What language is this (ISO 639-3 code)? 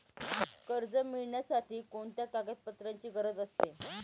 mar